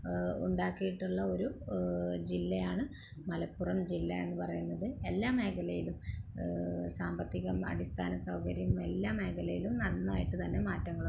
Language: Malayalam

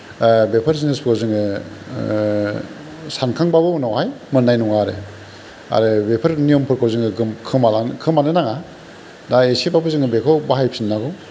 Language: Bodo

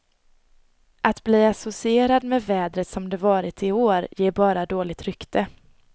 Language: Swedish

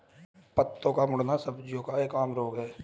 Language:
Hindi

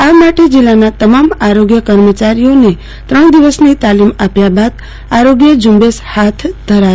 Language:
Gujarati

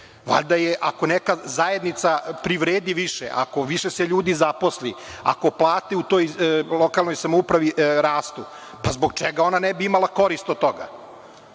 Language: Serbian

